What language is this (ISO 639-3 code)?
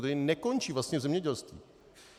ces